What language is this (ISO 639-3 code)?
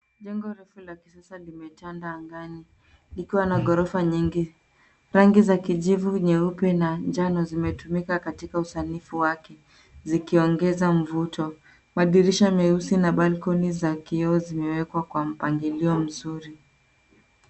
swa